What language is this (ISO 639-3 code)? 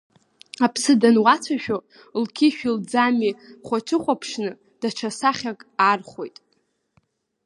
abk